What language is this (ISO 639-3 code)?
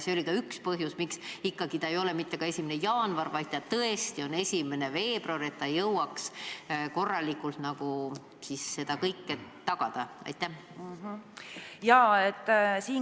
est